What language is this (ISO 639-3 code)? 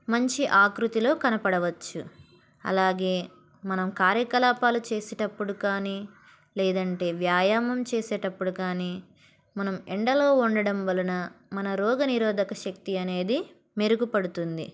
tel